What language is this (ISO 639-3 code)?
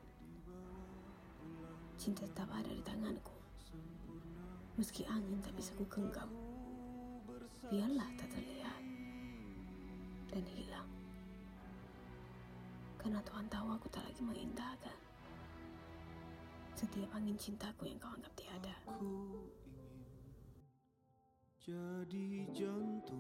msa